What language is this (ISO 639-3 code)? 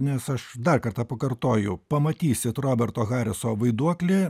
lit